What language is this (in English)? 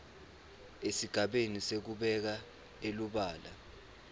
Swati